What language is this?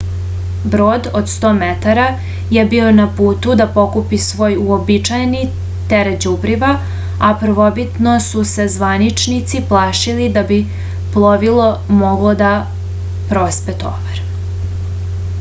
Serbian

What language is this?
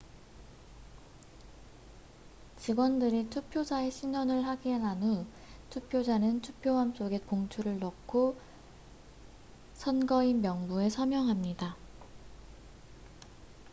Korean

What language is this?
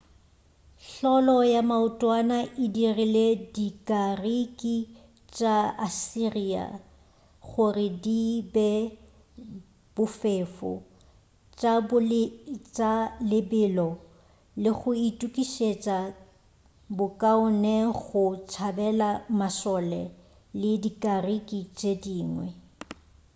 Northern Sotho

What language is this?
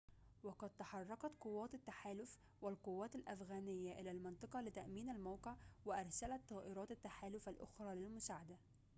Arabic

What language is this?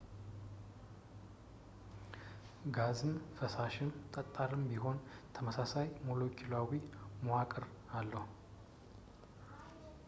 Amharic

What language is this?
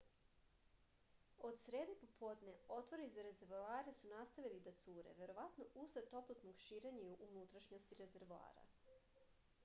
Serbian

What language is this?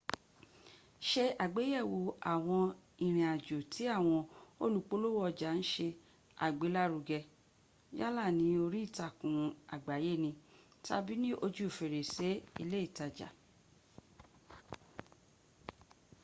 Yoruba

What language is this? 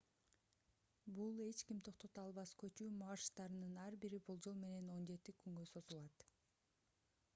Kyrgyz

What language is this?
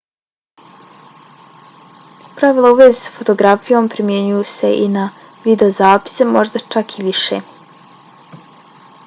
Bosnian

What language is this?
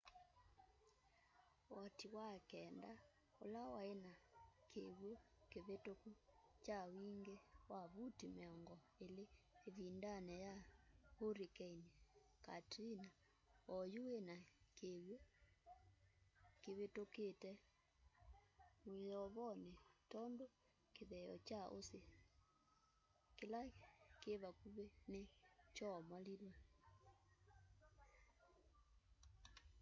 Kamba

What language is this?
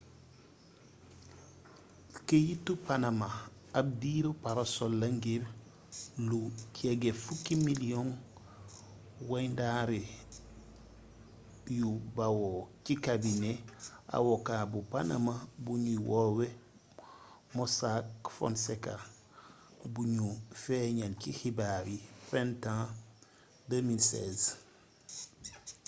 Wolof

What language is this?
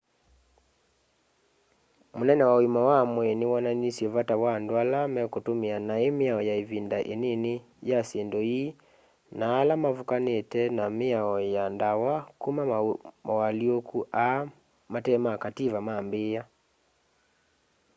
Kamba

